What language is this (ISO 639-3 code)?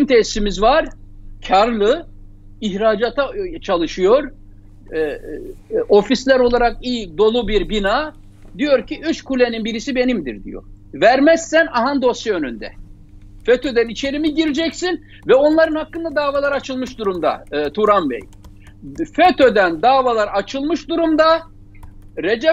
tur